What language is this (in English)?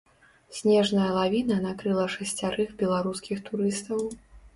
Belarusian